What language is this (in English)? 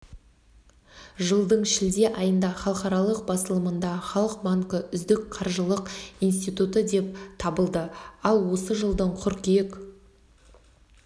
Kazakh